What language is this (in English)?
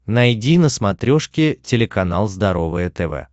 Russian